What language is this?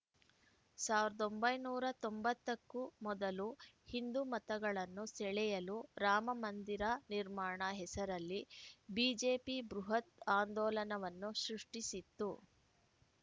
Kannada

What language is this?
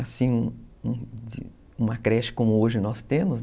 Portuguese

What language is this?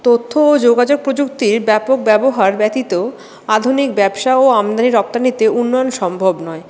Bangla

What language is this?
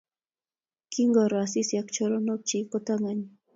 Kalenjin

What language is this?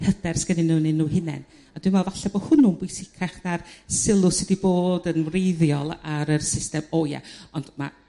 Welsh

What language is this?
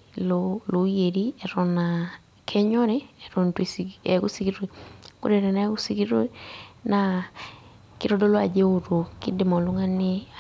Masai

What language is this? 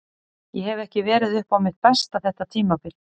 Icelandic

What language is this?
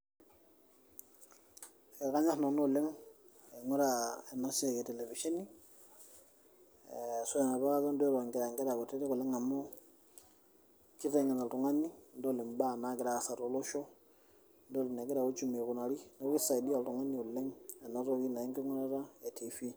Masai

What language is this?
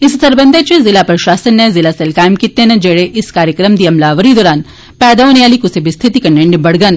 Dogri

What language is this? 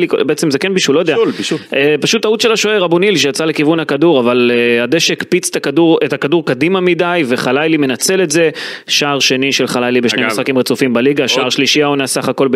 Hebrew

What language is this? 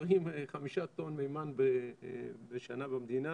Hebrew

